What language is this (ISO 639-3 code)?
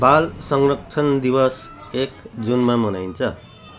nep